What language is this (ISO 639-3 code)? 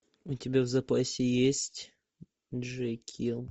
rus